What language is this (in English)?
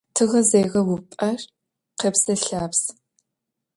Adyghe